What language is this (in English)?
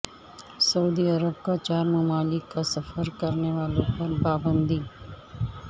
Urdu